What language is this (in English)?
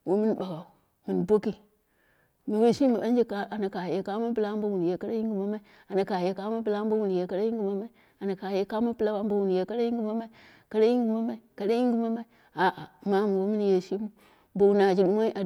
Dera (Nigeria)